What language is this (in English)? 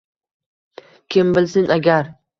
Uzbek